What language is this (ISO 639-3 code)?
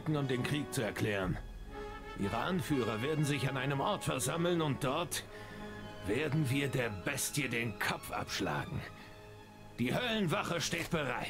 deu